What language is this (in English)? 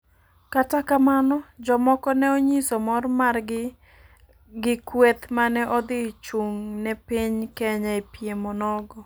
Luo (Kenya and Tanzania)